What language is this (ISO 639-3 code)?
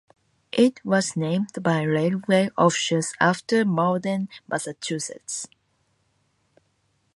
eng